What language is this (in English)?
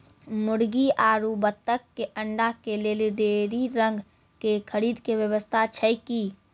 Maithili